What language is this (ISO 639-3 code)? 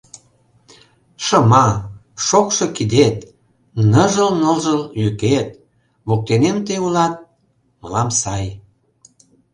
chm